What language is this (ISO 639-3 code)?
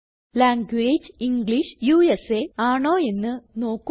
mal